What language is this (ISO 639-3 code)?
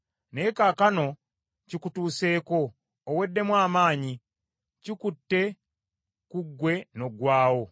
lug